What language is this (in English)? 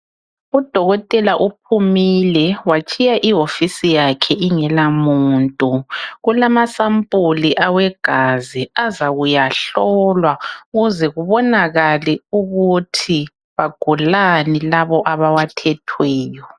North Ndebele